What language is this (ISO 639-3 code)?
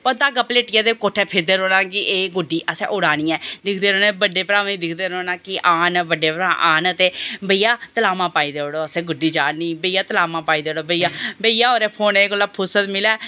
doi